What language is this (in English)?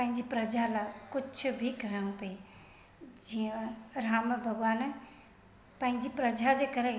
Sindhi